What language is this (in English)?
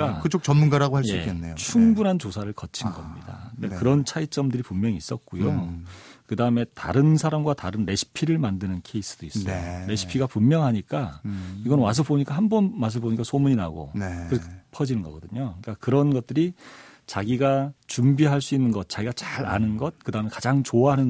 Korean